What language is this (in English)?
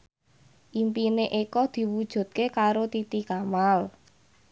Javanese